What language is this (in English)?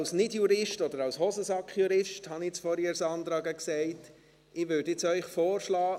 Swiss German